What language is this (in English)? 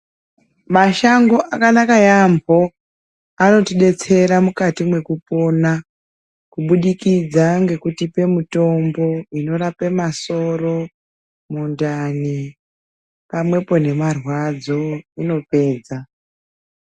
Ndau